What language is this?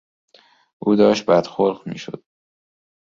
Persian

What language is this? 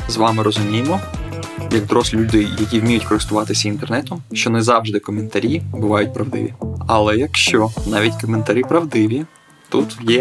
Ukrainian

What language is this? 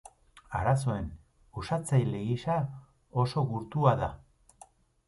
Basque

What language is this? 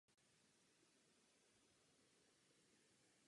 Czech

